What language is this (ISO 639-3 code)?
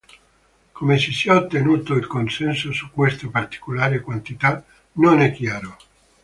ita